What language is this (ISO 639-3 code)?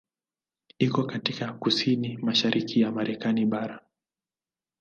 swa